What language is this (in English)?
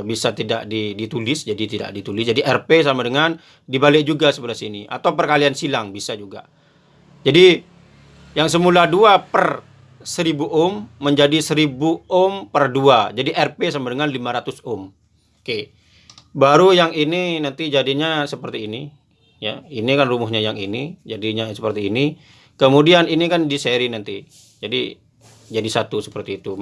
Indonesian